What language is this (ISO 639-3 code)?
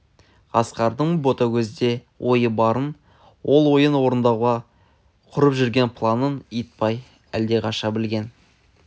kaz